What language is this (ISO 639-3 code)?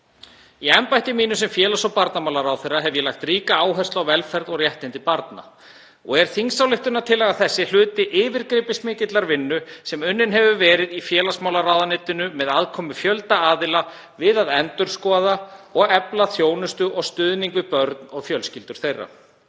isl